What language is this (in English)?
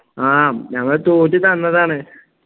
Malayalam